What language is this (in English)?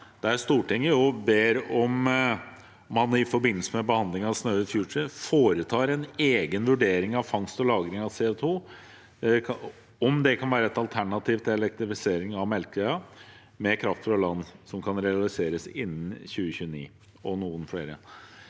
Norwegian